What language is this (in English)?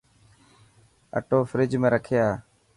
Dhatki